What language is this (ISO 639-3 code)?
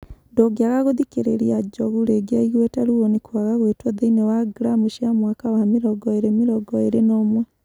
kik